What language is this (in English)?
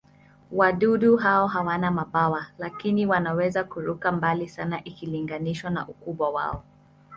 Swahili